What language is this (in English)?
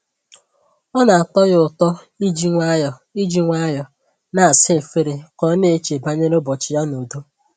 Igbo